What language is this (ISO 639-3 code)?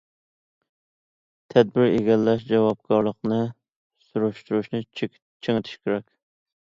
uig